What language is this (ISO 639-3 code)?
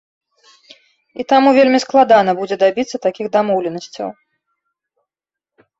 bel